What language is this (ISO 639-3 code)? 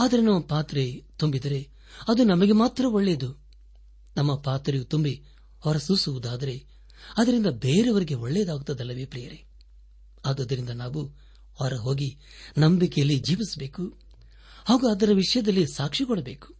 kan